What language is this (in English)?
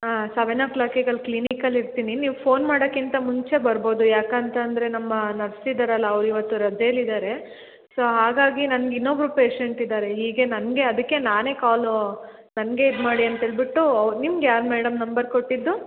Kannada